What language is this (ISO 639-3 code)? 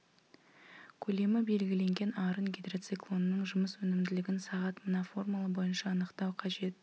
kaz